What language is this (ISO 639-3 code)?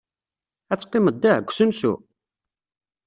kab